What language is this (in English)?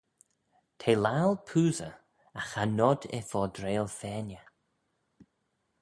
Manx